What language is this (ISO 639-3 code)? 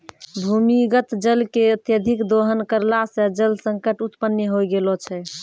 mai